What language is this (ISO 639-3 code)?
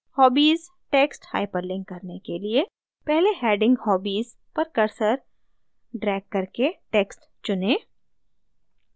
hin